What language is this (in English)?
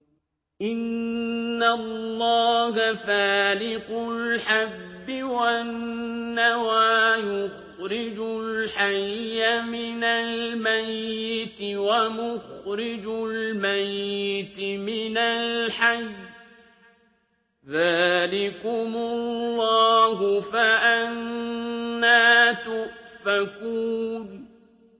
Arabic